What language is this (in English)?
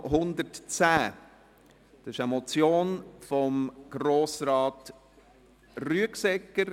Swiss German